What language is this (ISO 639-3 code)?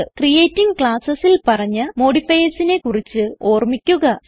mal